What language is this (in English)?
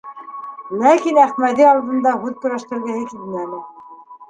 Bashkir